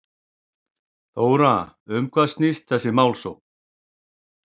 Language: Icelandic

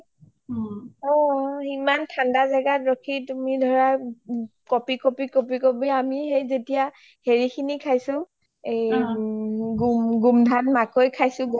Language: Assamese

